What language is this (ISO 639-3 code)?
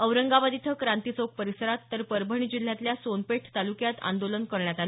mar